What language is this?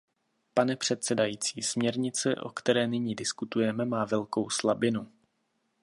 Czech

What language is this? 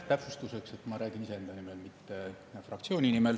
Estonian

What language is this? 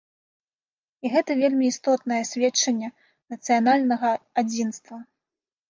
Belarusian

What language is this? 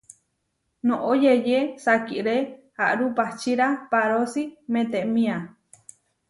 Huarijio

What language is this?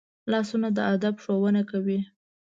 Pashto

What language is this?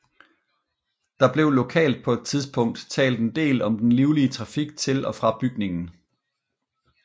Danish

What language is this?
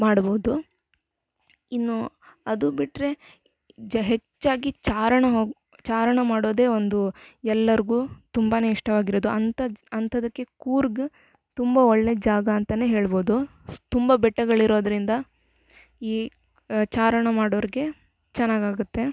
Kannada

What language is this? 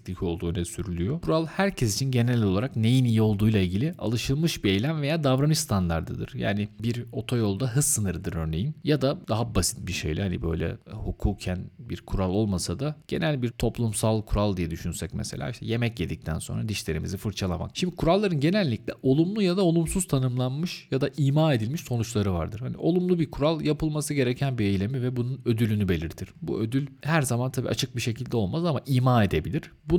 Turkish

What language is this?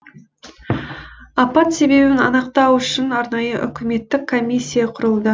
Kazakh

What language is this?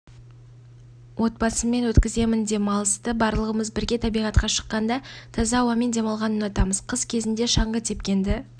Kazakh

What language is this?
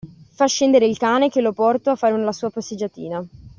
Italian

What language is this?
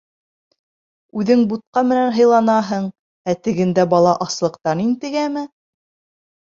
Bashkir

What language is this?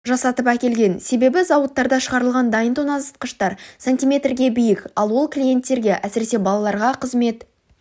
Kazakh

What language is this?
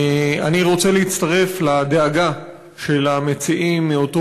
Hebrew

